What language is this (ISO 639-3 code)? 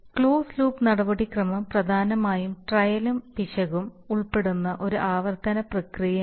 mal